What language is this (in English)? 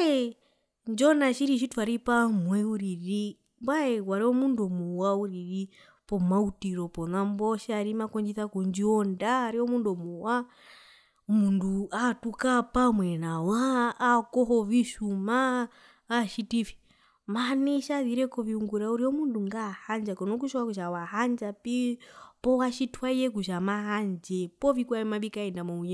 Herero